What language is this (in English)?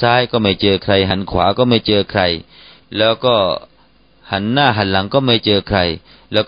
Thai